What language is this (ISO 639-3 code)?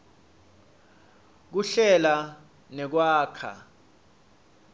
ssw